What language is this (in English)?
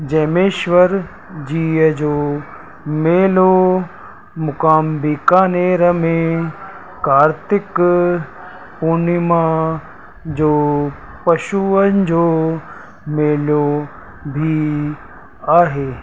Sindhi